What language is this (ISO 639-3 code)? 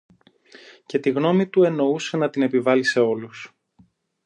ell